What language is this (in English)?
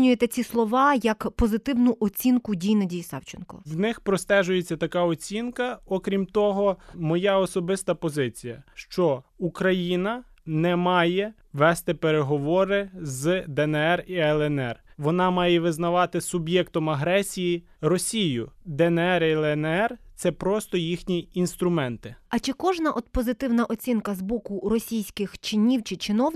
Ukrainian